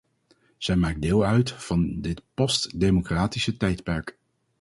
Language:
Dutch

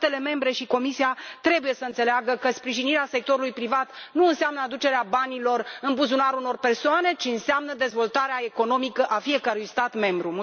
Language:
Romanian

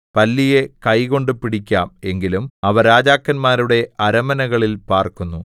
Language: Malayalam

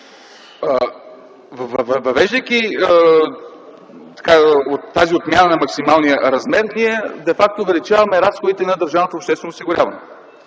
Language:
Bulgarian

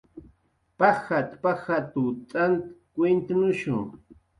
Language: Jaqaru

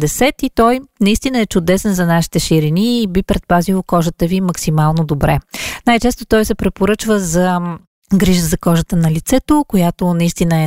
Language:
Bulgarian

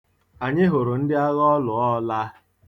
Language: Igbo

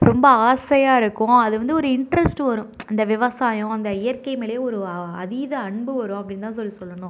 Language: Tamil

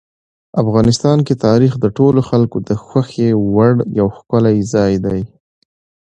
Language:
Pashto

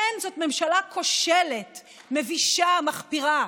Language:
Hebrew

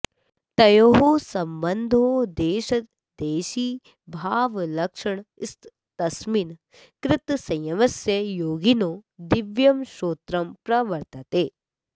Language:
Sanskrit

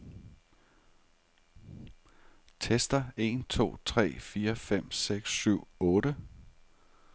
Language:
Danish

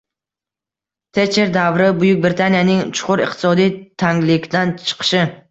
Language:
Uzbek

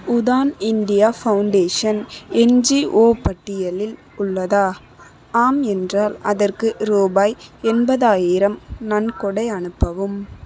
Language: Tamil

